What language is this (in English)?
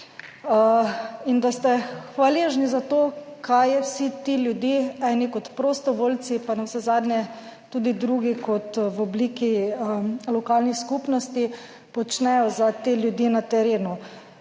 Slovenian